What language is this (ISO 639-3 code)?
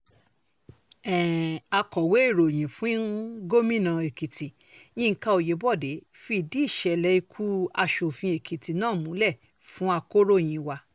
yor